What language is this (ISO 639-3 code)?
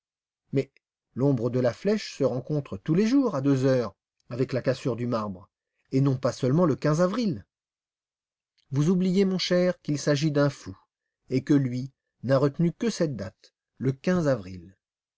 fra